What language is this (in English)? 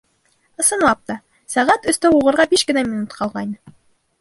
Bashkir